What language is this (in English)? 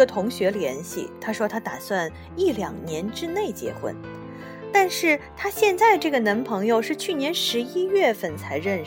Chinese